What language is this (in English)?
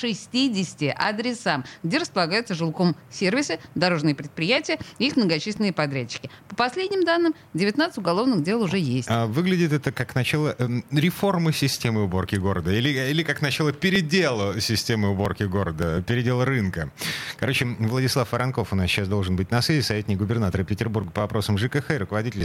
Russian